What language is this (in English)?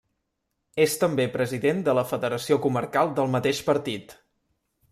Catalan